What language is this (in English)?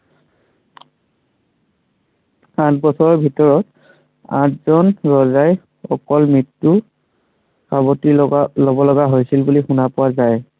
Assamese